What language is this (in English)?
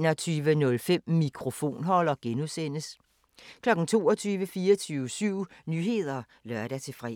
Danish